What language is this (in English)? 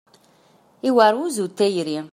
Kabyle